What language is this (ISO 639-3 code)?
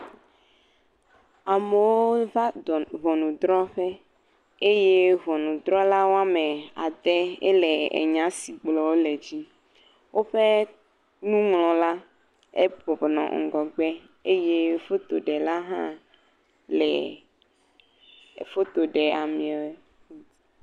ewe